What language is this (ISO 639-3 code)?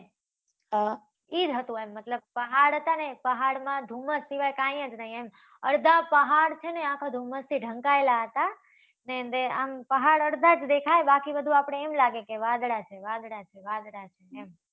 guj